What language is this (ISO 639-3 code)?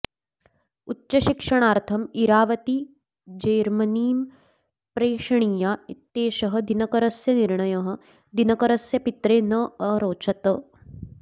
san